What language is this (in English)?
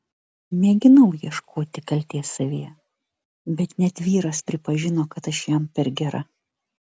Lithuanian